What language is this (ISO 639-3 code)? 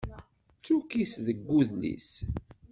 kab